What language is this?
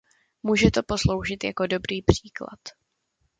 Czech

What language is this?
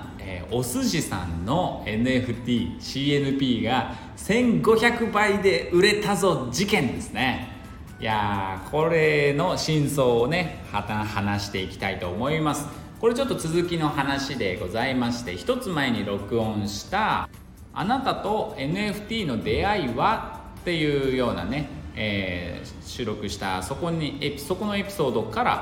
Japanese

